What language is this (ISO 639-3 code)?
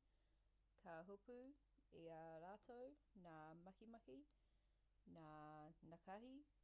mri